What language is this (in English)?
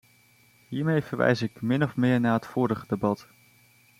Dutch